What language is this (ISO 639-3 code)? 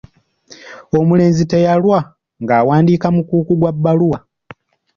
lug